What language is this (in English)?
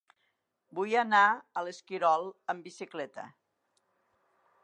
Catalan